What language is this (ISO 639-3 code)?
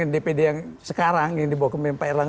ind